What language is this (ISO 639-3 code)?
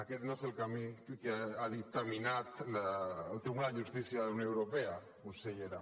cat